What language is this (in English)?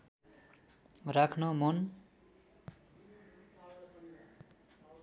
Nepali